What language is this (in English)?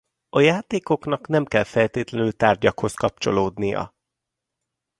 Hungarian